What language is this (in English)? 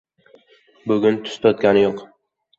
Uzbek